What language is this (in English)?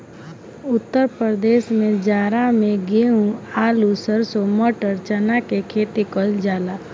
Bhojpuri